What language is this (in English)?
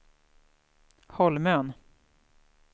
Swedish